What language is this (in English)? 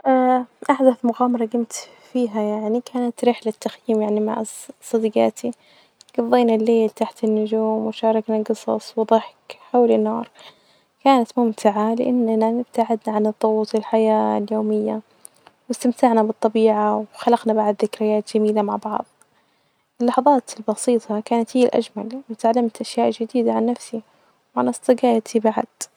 Najdi Arabic